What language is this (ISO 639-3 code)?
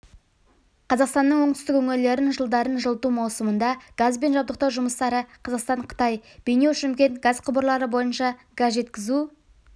kaz